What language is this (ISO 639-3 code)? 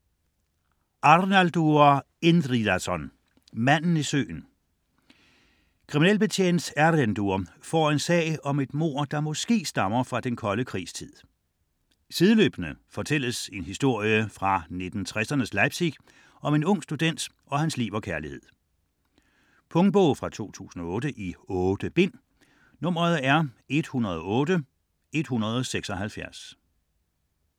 dan